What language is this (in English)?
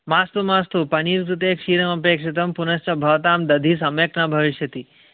Sanskrit